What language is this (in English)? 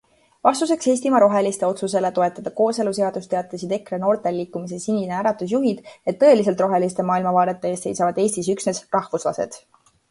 Estonian